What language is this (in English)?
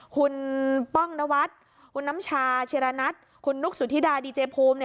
Thai